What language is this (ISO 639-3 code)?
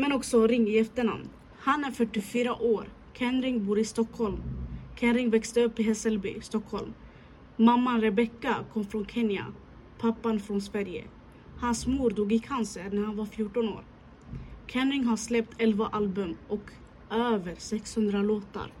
swe